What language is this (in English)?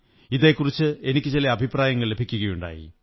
Malayalam